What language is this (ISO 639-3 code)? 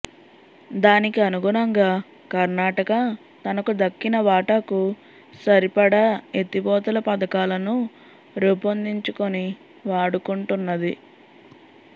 tel